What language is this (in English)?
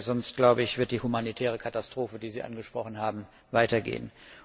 German